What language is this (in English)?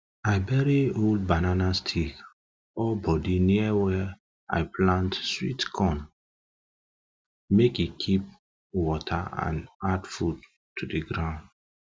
Nigerian Pidgin